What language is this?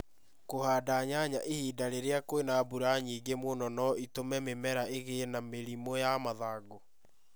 Kikuyu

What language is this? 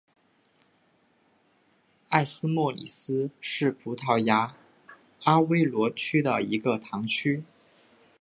Chinese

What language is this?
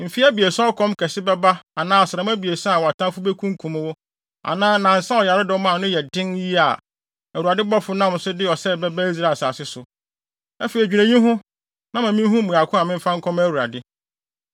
Akan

